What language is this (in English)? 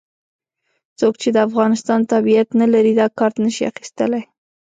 Pashto